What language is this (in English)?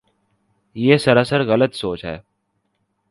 Urdu